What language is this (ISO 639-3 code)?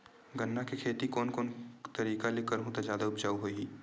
hne